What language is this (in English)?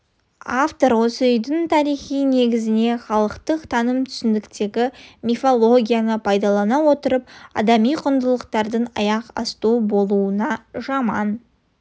Kazakh